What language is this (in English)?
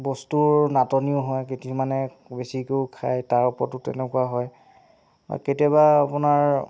Assamese